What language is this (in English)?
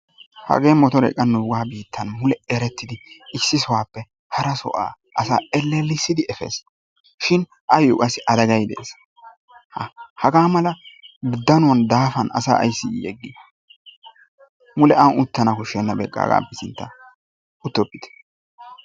Wolaytta